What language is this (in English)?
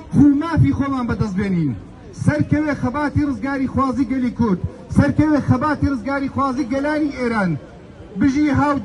Arabic